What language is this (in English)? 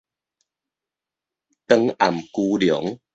Min Nan Chinese